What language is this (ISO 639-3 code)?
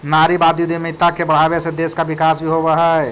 mag